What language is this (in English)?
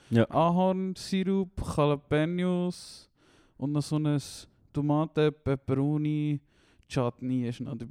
German